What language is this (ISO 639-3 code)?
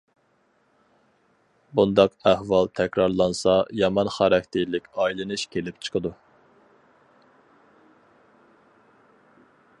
uig